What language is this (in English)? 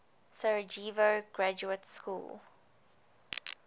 English